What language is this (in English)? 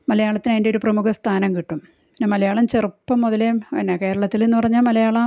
Malayalam